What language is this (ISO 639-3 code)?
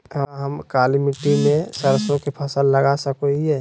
mag